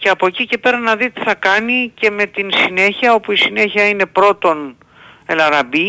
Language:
Greek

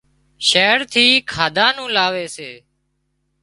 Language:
Wadiyara Koli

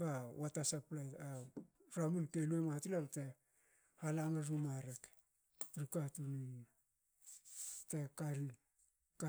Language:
Hakö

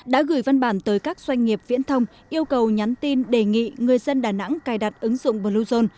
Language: Vietnamese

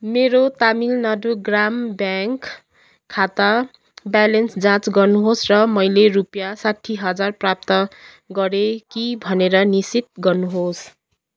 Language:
Nepali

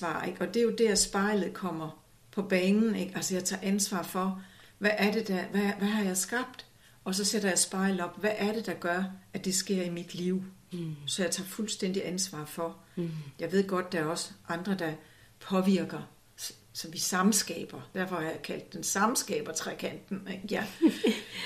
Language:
Danish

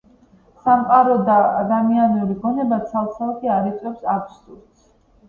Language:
Georgian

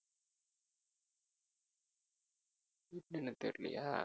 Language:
Tamil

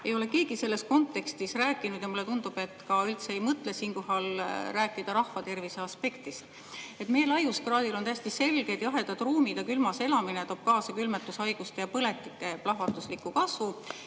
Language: Estonian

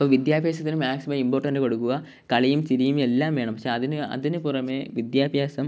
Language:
Malayalam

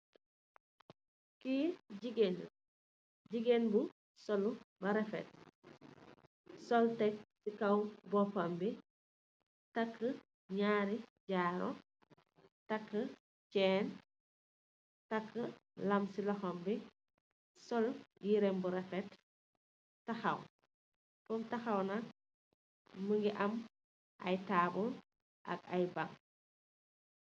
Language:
Wolof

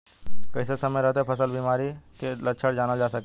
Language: Bhojpuri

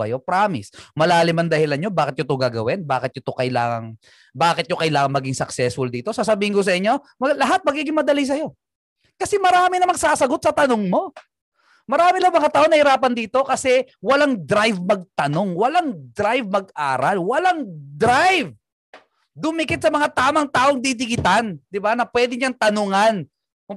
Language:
Filipino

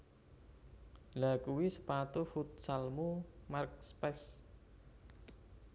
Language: Javanese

